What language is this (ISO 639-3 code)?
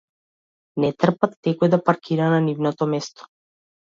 mkd